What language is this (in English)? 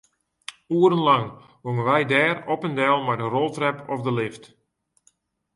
Western Frisian